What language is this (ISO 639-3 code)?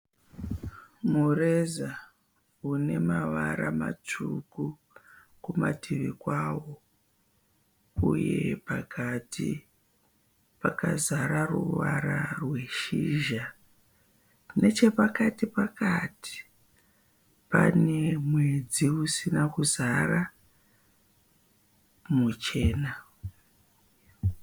sna